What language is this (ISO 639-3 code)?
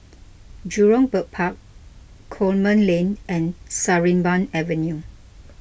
eng